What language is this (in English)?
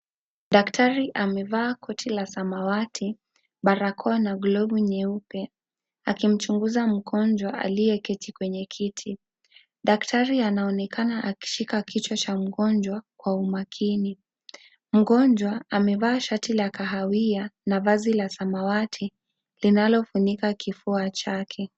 Swahili